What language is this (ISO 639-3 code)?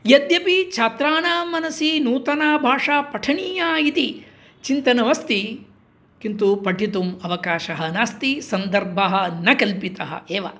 san